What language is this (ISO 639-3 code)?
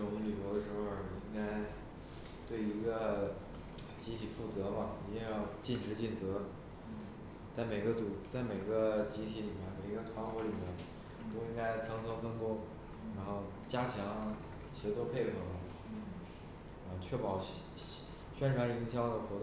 zho